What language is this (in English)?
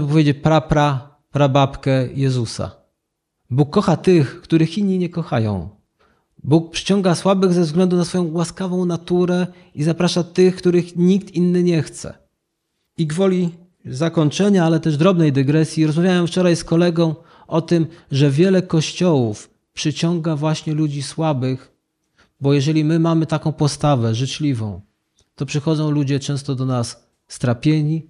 Polish